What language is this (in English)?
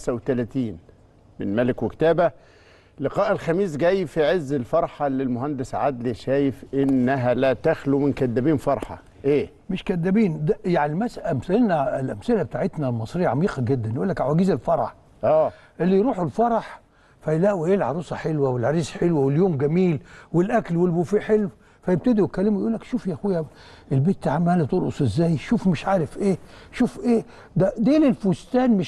Arabic